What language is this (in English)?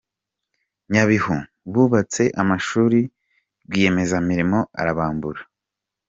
Kinyarwanda